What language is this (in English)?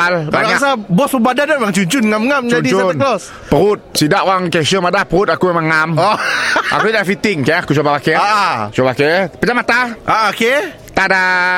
Malay